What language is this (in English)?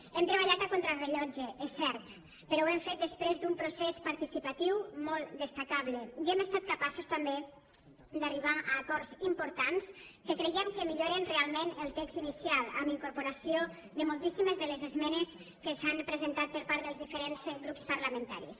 Catalan